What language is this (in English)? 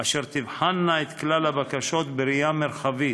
Hebrew